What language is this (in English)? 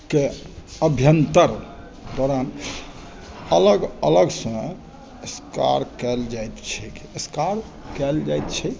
Maithili